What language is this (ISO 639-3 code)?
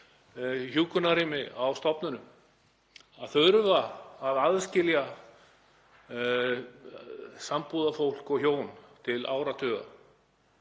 isl